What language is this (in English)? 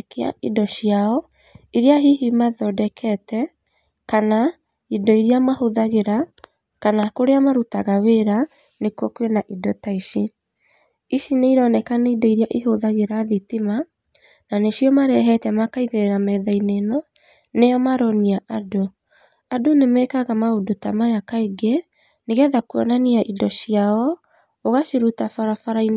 Kikuyu